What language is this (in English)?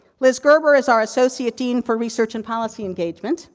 English